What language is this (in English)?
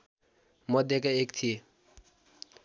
Nepali